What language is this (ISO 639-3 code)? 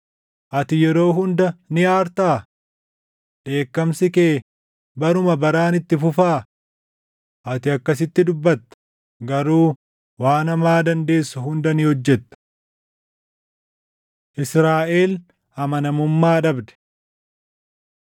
orm